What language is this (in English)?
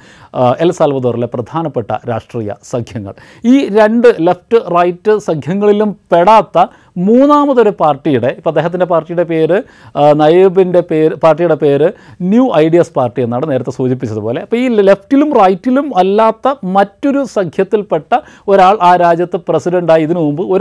Malayalam